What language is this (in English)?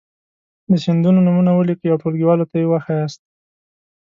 Pashto